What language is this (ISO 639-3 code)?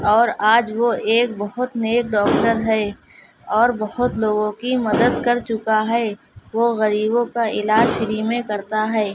urd